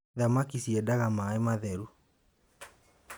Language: Kikuyu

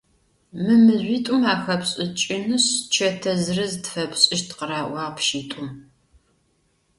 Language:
Adyghe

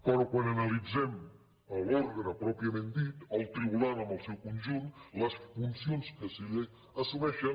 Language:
Catalan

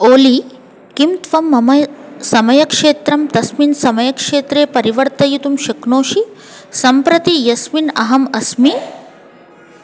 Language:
Sanskrit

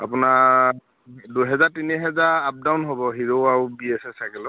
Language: Assamese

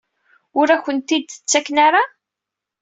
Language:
Kabyle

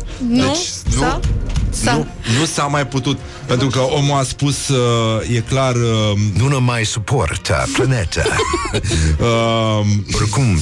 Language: Romanian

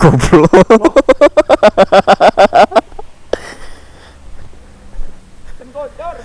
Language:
Indonesian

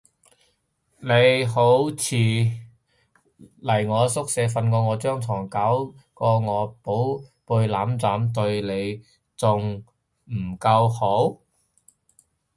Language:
Cantonese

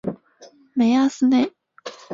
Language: Chinese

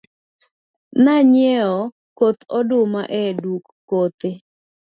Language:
Luo (Kenya and Tanzania)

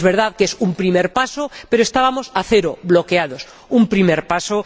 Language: Spanish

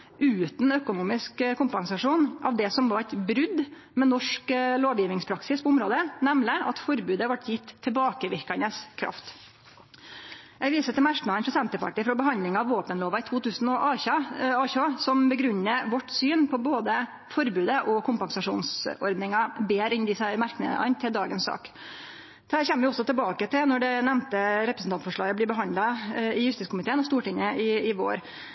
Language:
Norwegian Nynorsk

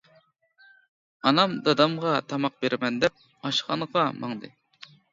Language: Uyghur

